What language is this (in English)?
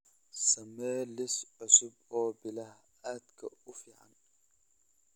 Somali